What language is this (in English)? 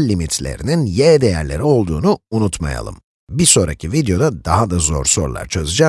Turkish